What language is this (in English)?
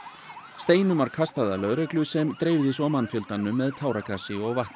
Icelandic